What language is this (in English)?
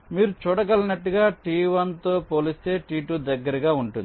Telugu